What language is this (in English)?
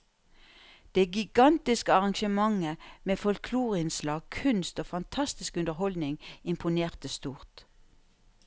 Norwegian